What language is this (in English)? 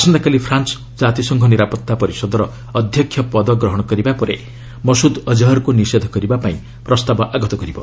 Odia